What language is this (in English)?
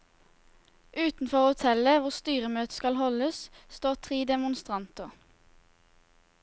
Norwegian